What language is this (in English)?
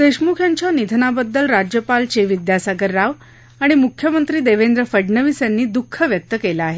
Marathi